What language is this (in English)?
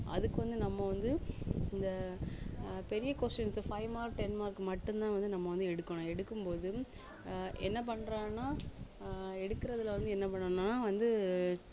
Tamil